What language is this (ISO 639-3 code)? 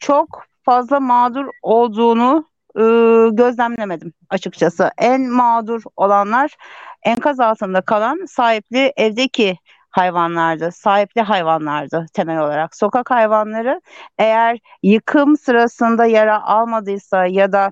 tur